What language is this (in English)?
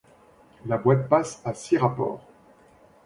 French